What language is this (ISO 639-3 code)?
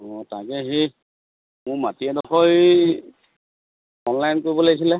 asm